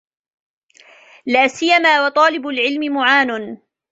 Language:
Arabic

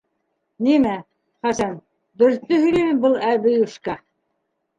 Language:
Bashkir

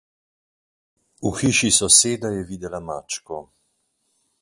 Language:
Slovenian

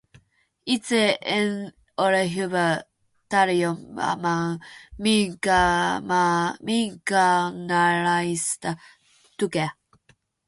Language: Finnish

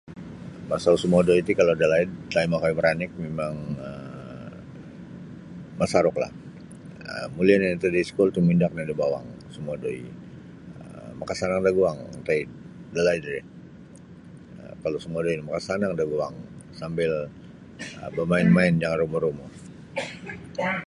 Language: Sabah Bisaya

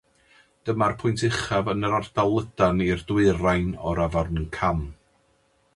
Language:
Welsh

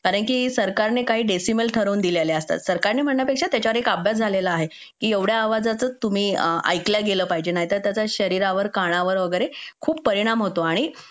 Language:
Marathi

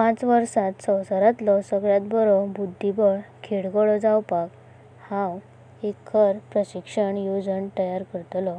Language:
Konkani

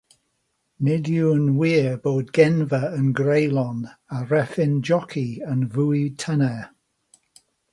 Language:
Welsh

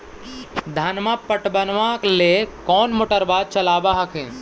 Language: Magahi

